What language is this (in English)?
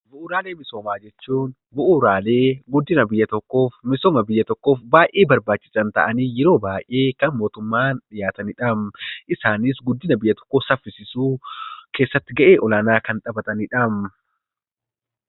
Oromo